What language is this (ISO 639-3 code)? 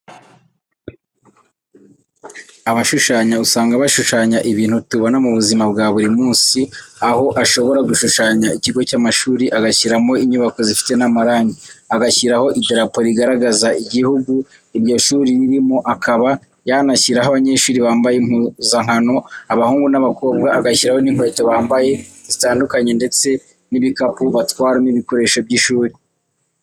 kin